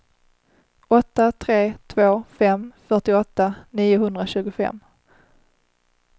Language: Swedish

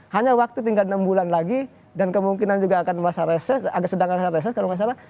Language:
Indonesian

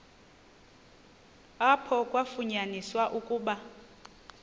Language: Xhosa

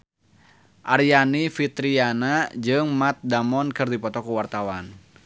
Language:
Sundanese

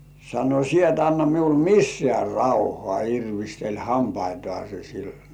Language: Finnish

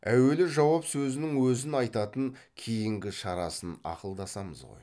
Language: Kazakh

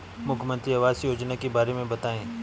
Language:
Hindi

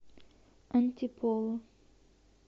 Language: Russian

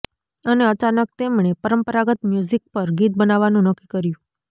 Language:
Gujarati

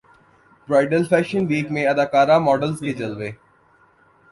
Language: Urdu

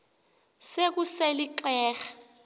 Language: Xhosa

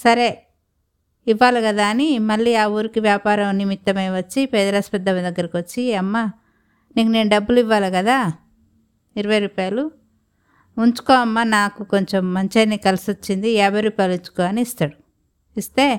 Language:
Telugu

